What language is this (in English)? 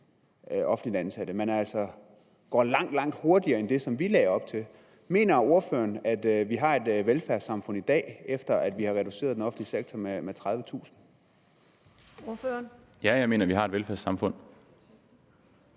Danish